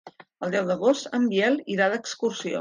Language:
Catalan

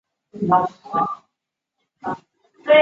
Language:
Chinese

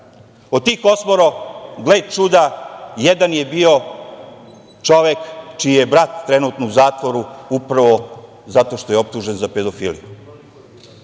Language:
Serbian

